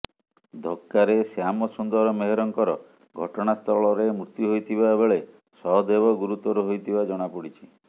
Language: Odia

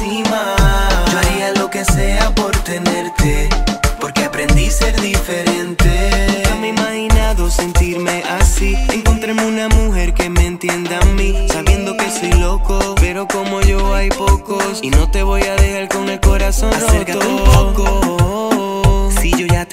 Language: Spanish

